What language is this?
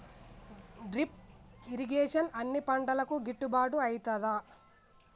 Telugu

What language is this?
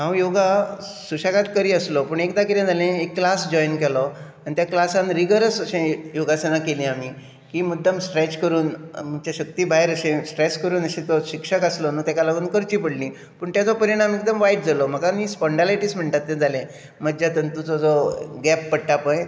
Konkani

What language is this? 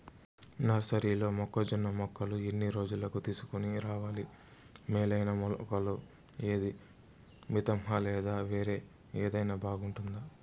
Telugu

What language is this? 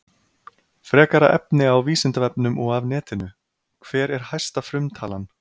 Icelandic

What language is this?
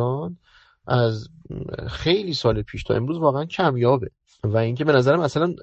Persian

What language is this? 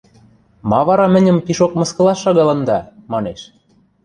Western Mari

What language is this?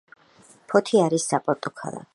Georgian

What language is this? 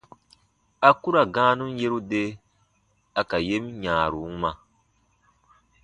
Baatonum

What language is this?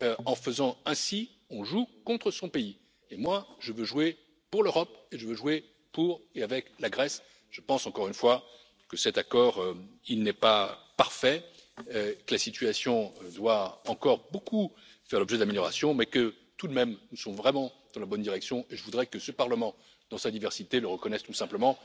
French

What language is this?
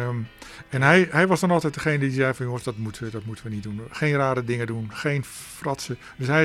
Dutch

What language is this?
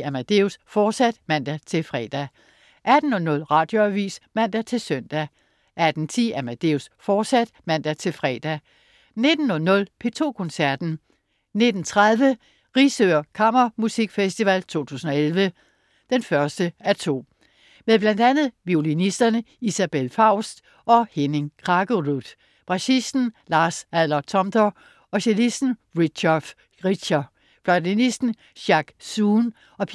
Danish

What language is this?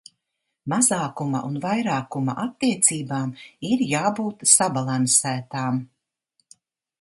Latvian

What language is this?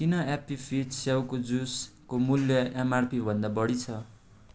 Nepali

